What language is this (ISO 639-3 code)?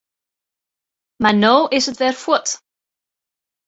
fry